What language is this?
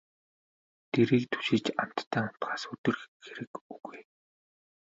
Mongolian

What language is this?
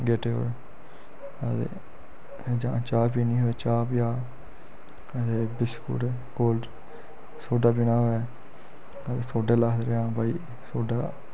Dogri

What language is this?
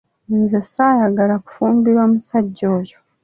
Ganda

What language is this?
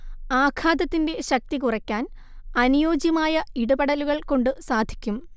Malayalam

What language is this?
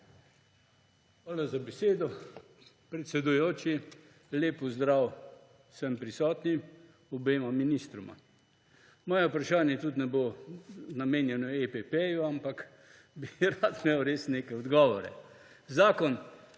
Slovenian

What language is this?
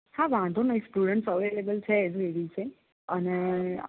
Gujarati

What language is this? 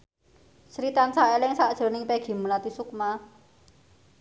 Javanese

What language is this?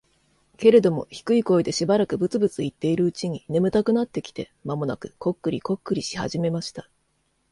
Japanese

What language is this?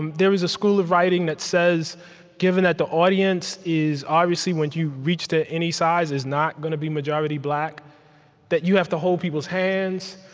English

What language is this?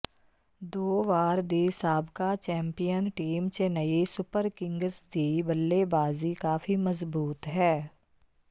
Punjabi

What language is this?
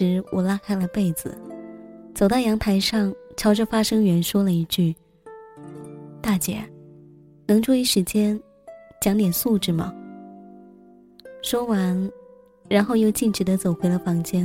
Chinese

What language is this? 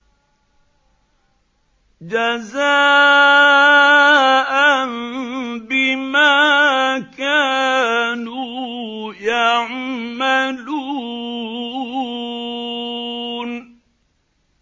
Arabic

